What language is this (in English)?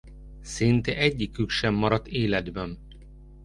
Hungarian